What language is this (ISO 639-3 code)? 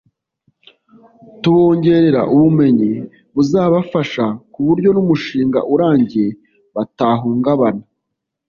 kin